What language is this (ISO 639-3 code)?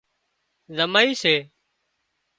kxp